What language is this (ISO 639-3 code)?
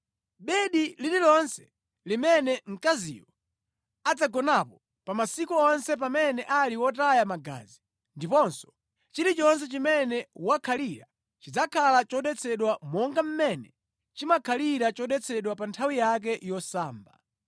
nya